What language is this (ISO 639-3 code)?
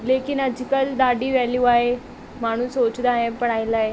snd